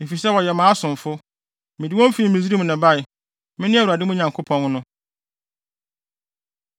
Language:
Akan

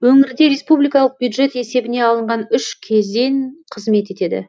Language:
Kazakh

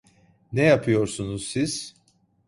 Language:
Turkish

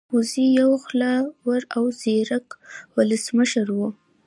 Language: Pashto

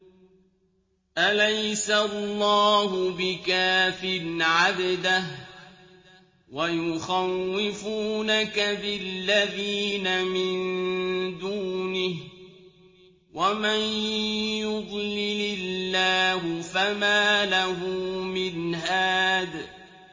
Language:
Arabic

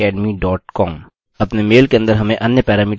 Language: Hindi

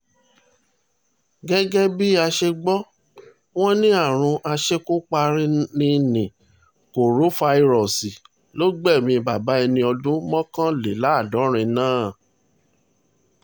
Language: Yoruba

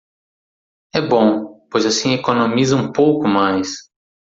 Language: Portuguese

